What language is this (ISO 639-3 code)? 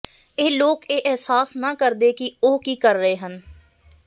pan